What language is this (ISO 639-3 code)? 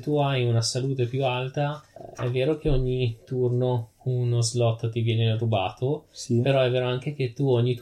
ita